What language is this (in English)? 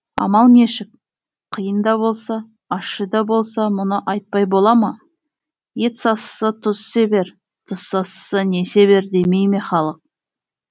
Kazakh